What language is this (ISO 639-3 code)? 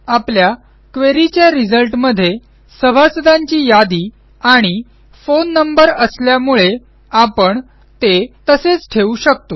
mar